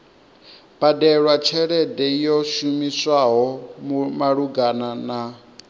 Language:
Venda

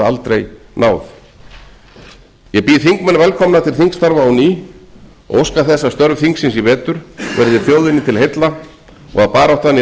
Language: Icelandic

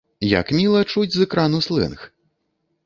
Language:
Belarusian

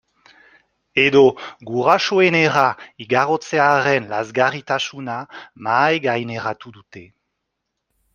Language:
Basque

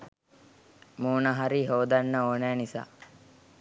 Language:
Sinhala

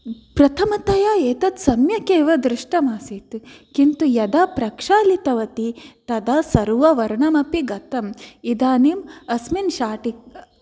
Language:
Sanskrit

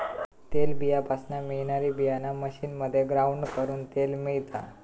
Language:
Marathi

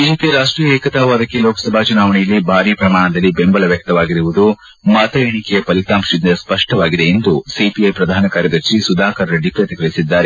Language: Kannada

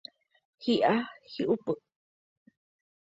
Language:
Guarani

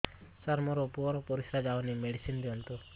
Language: Odia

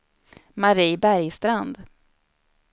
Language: Swedish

